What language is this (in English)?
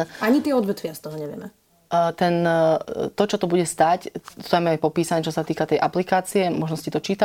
Slovak